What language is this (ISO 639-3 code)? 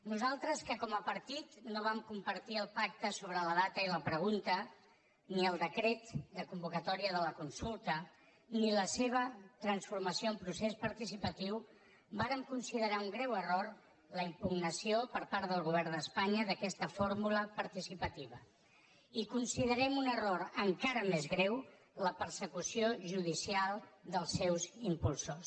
cat